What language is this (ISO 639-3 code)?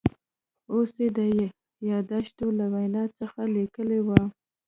pus